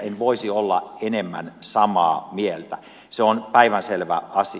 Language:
Finnish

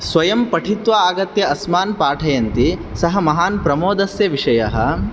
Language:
Sanskrit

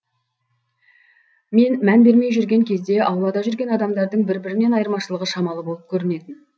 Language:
Kazakh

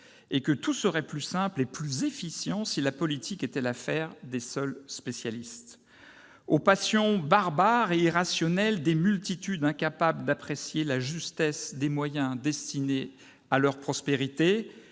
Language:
French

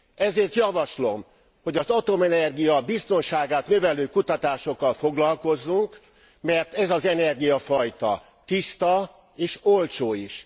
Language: Hungarian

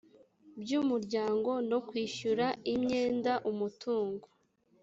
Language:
Kinyarwanda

